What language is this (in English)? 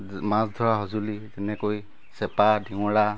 Assamese